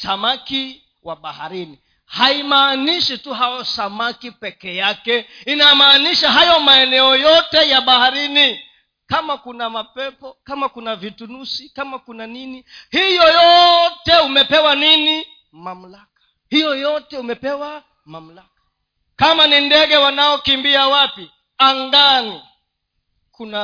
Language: Swahili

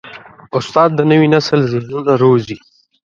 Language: Pashto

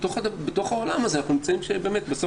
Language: Hebrew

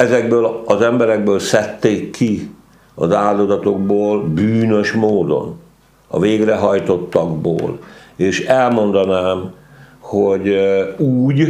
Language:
Hungarian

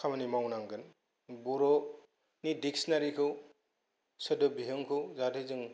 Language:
Bodo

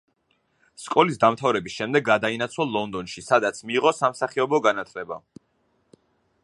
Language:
Georgian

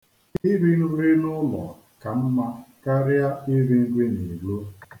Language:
Igbo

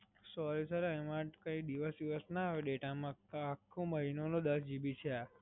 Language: Gujarati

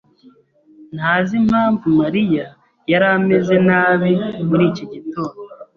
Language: Kinyarwanda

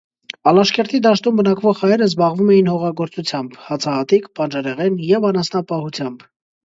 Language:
Armenian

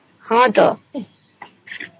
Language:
Odia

